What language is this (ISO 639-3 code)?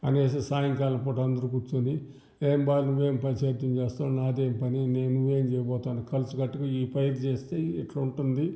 tel